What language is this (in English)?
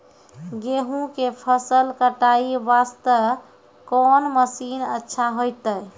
Maithili